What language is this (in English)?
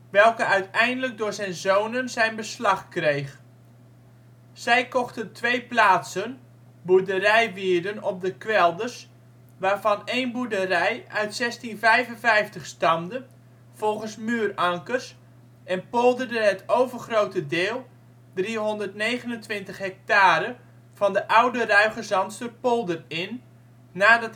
Dutch